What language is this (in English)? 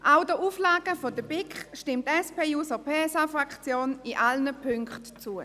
Swiss German